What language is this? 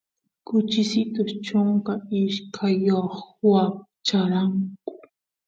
Santiago del Estero Quichua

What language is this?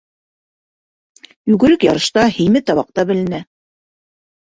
Bashkir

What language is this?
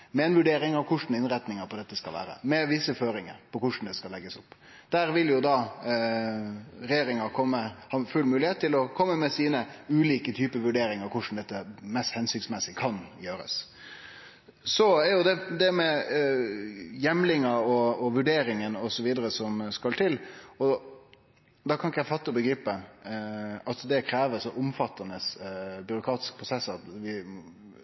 Norwegian Nynorsk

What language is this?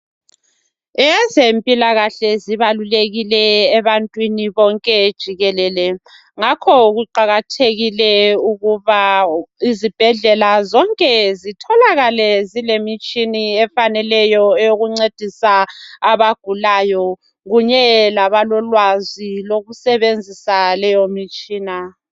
North Ndebele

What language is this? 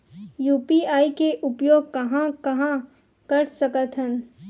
Chhattisgarhi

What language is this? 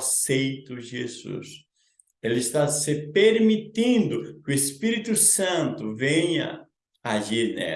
Portuguese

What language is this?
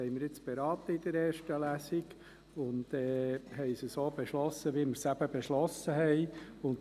Swiss German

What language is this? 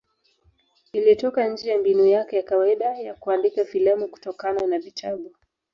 Swahili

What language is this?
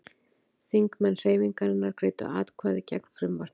Icelandic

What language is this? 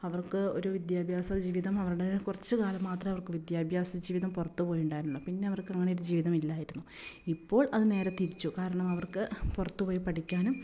Malayalam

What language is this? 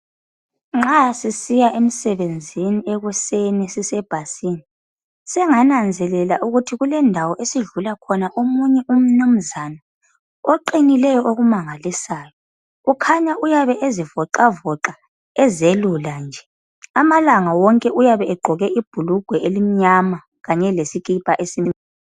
North Ndebele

